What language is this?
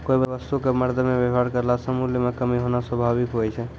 Maithili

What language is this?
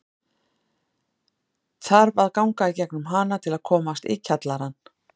Icelandic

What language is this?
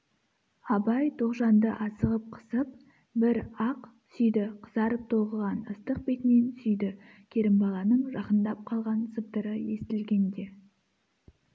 Kazakh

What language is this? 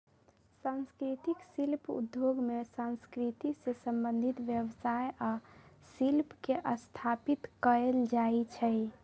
Magahi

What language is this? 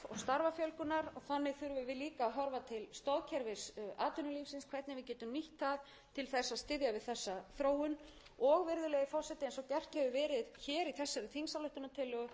Icelandic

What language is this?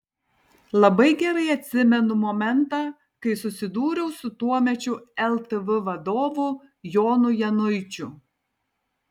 Lithuanian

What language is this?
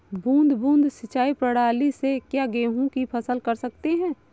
Hindi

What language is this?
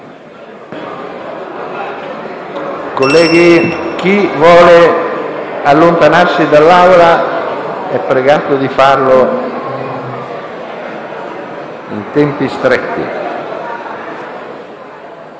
Italian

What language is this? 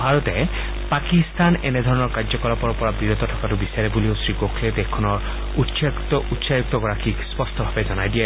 Assamese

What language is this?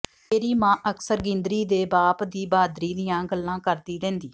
Punjabi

